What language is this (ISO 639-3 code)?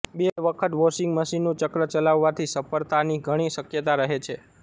guj